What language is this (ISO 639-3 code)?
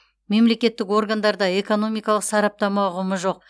kaz